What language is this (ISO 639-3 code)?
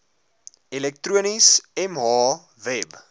afr